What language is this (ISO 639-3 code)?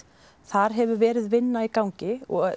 isl